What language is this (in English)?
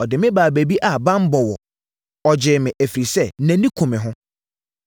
Akan